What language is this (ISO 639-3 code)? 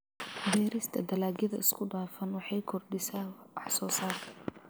som